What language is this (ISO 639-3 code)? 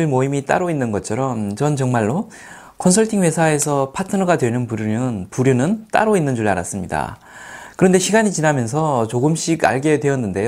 kor